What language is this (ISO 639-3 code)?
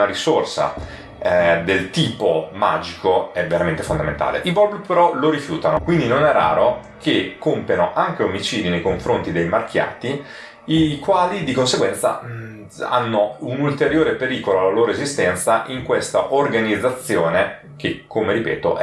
ita